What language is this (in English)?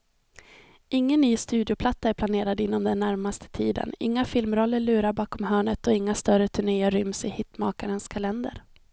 Swedish